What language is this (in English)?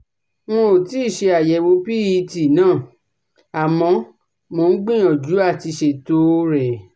Yoruba